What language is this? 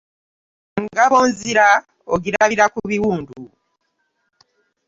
Ganda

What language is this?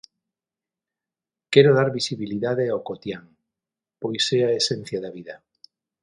Galician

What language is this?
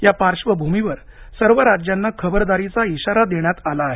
Marathi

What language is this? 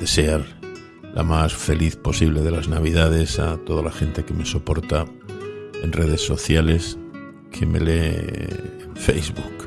Spanish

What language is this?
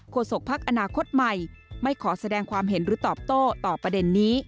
Thai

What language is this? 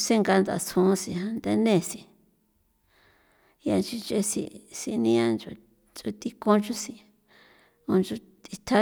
San Felipe Otlaltepec Popoloca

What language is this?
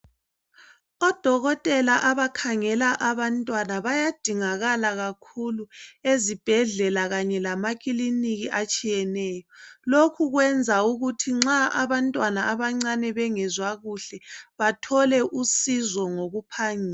North Ndebele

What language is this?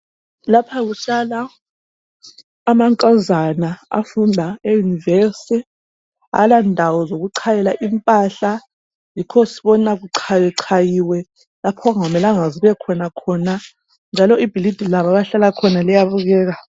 North Ndebele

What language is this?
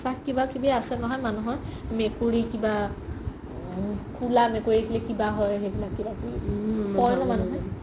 Assamese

